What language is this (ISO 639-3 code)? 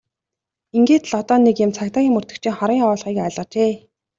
mon